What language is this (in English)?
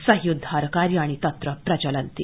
Sanskrit